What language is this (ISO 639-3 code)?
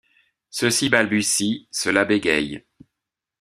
fra